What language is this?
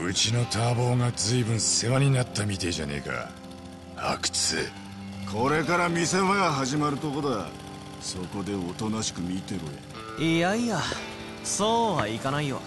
Japanese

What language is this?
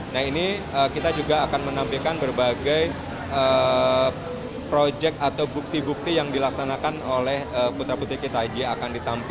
Indonesian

